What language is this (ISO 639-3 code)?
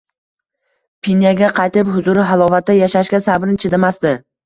uzb